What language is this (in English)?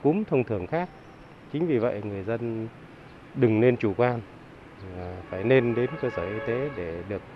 Vietnamese